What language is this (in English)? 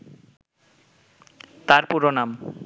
Bangla